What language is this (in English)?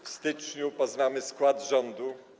Polish